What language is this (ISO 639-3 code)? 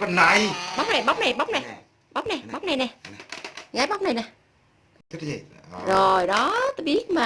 vie